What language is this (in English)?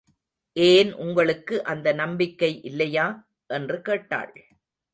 Tamil